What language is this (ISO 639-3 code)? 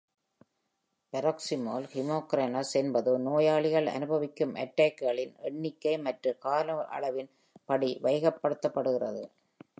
tam